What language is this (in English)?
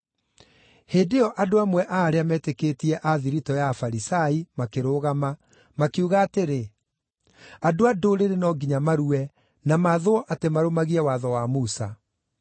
Kikuyu